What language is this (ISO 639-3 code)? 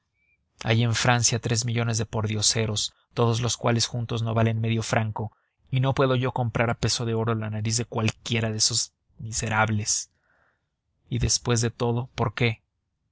spa